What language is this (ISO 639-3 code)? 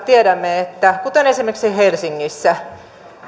fin